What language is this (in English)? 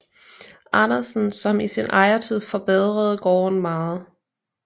Danish